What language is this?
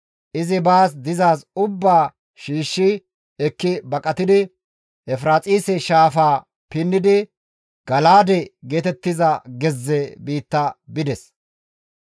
Gamo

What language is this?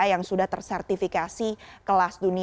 Indonesian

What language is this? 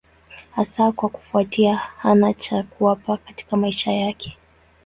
Swahili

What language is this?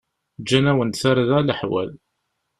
Kabyle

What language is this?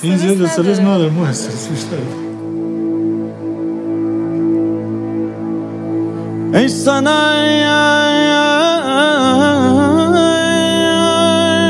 Persian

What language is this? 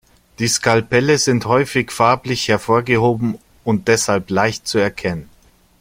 German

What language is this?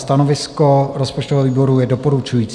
Czech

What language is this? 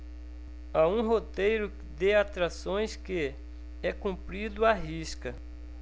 Portuguese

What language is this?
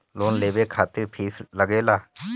Bhojpuri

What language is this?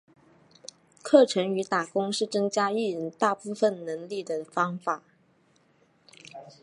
Chinese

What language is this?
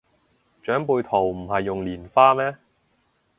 Cantonese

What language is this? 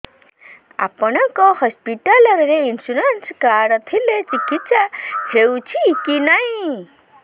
Odia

